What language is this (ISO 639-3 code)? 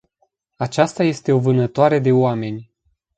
ron